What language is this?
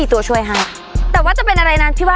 Thai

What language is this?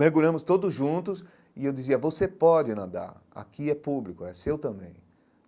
Portuguese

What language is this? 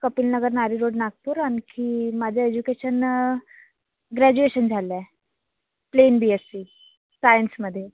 Marathi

